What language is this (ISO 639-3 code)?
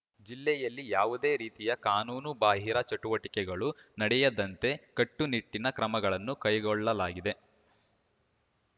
kan